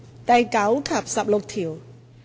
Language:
Cantonese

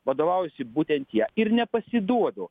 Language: Lithuanian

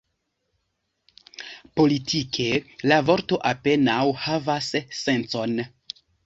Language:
Esperanto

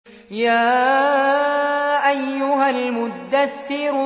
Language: Arabic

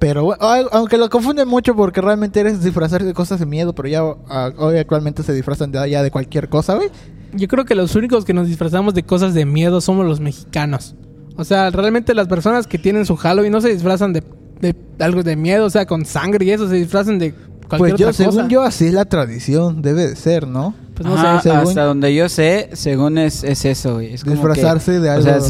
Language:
Spanish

